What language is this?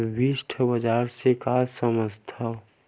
Chhattisgarhi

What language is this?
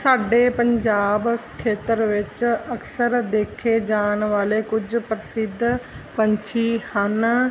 Punjabi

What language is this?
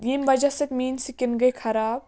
Kashmiri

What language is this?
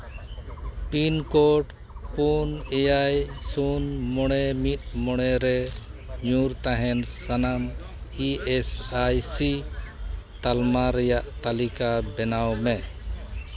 Santali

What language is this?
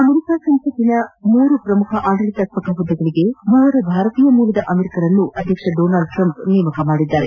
Kannada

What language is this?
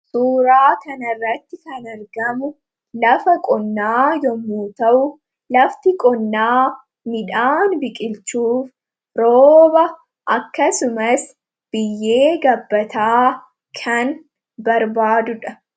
Oromo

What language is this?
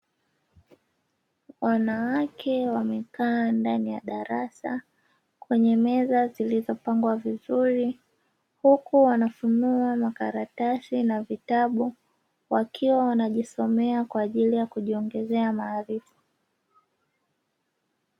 Swahili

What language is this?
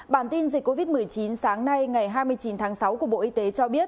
Vietnamese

